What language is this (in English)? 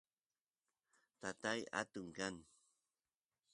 Santiago del Estero Quichua